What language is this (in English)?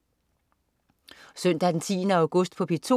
Danish